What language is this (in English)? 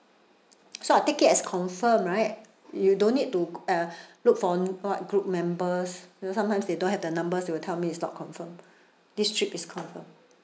English